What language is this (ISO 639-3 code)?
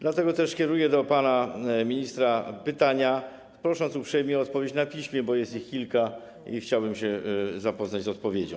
pol